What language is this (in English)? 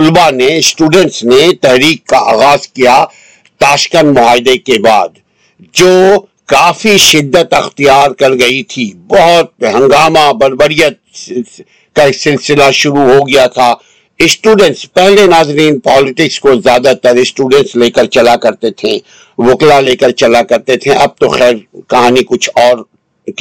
Urdu